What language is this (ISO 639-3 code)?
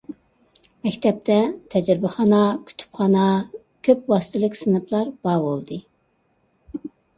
uig